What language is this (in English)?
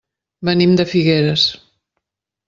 Catalan